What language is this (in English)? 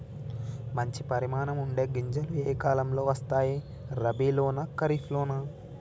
Telugu